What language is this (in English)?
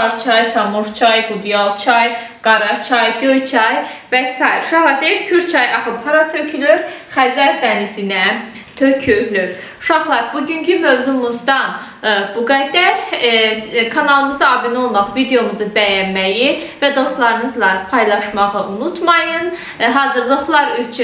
Turkish